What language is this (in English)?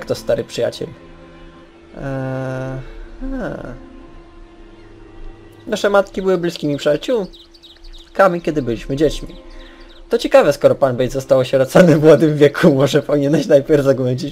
Polish